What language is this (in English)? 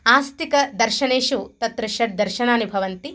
Sanskrit